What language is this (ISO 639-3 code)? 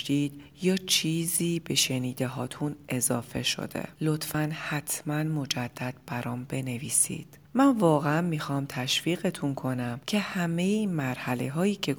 fas